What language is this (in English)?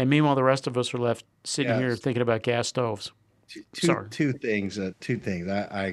English